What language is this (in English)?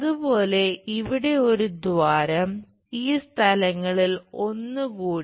Malayalam